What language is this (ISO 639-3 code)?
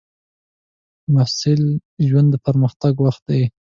pus